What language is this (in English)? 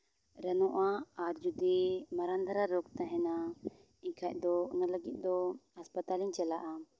Santali